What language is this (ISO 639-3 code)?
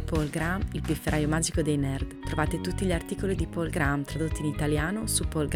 ita